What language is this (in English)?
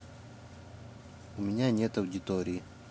Russian